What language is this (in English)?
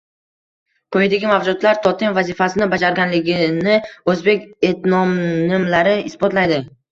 Uzbek